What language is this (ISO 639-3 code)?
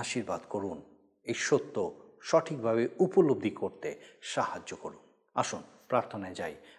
ben